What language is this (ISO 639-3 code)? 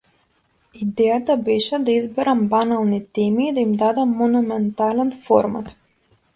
mkd